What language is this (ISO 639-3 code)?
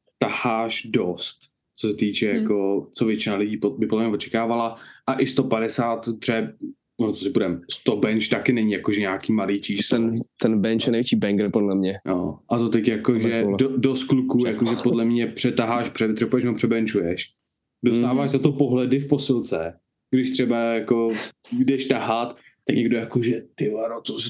ces